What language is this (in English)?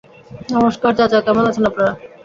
Bangla